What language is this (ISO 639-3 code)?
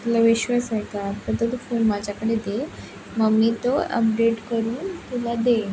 mar